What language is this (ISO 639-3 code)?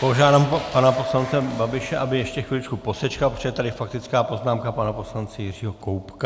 ces